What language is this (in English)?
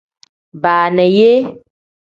Tem